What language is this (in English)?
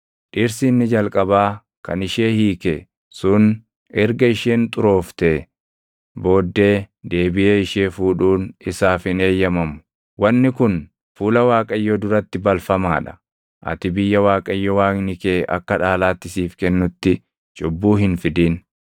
Oromo